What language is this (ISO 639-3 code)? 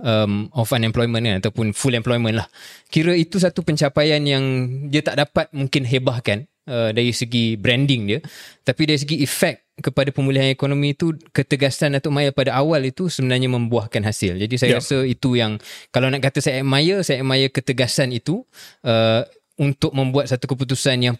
msa